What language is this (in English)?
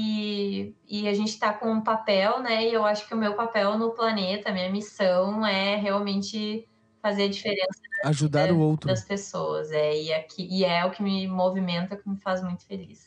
Portuguese